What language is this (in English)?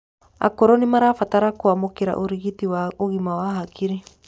Kikuyu